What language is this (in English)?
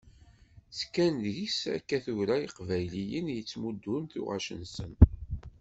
Kabyle